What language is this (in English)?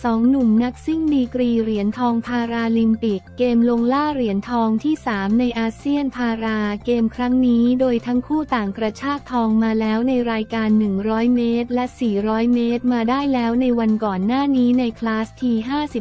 Thai